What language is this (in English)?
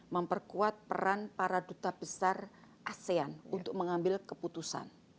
Indonesian